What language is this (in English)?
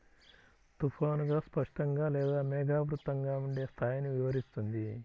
Telugu